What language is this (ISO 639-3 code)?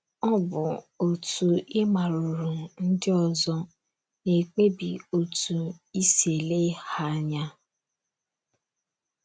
ibo